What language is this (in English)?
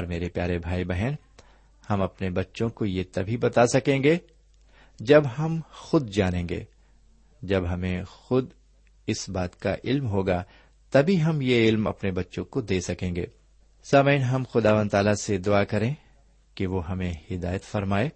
Urdu